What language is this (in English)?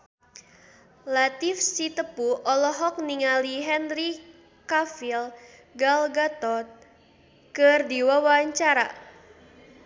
Sundanese